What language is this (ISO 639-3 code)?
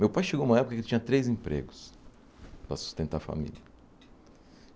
por